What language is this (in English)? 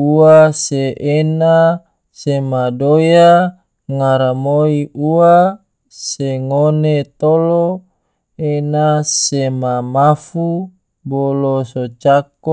Tidore